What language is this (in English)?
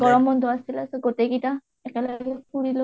Assamese